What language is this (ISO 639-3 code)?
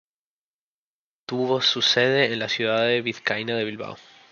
spa